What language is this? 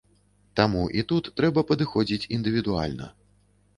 Belarusian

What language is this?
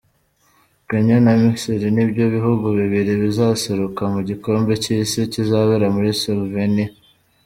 Kinyarwanda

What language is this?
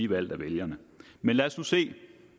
Danish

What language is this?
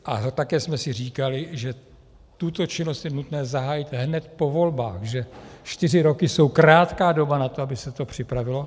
Czech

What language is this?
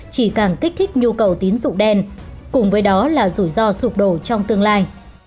Vietnamese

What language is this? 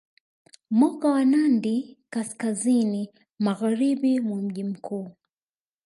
Swahili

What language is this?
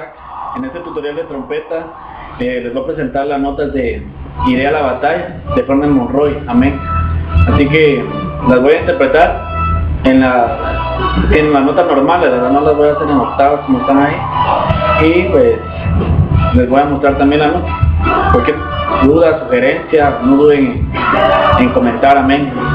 Spanish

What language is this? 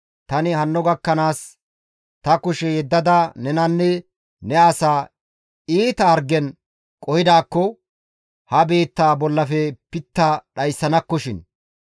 Gamo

